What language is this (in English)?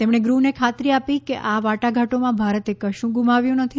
Gujarati